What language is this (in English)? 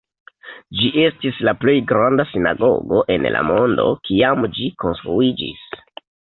Esperanto